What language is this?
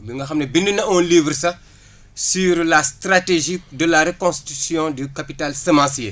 Wolof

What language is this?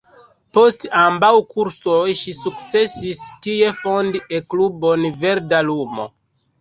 Esperanto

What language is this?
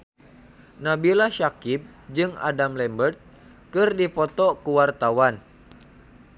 Sundanese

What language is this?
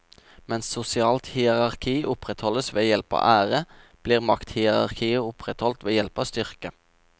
Norwegian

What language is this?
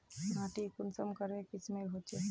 Magahi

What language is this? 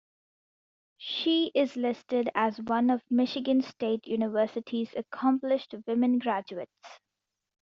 English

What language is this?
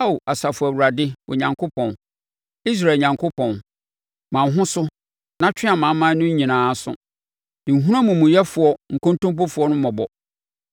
Akan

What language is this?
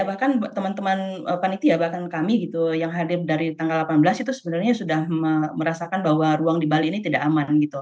Indonesian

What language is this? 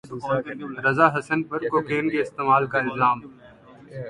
Urdu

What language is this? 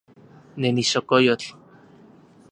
Central Puebla Nahuatl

